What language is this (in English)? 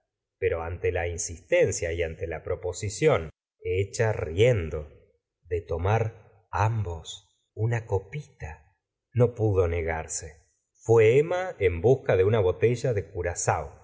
Spanish